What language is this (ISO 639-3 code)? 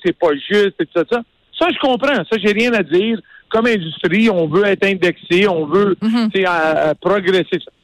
fra